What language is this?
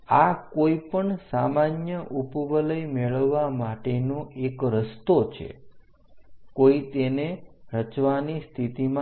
Gujarati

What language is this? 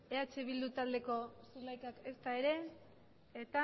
Basque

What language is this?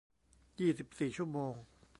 Thai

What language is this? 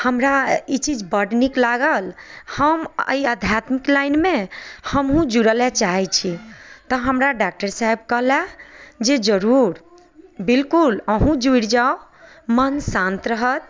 Maithili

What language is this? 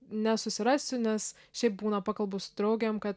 Lithuanian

